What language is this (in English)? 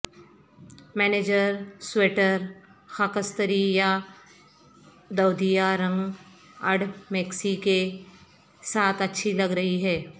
Urdu